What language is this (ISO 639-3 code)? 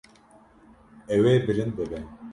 kur